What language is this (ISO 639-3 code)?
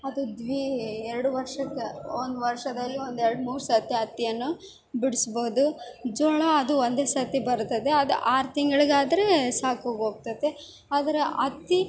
kan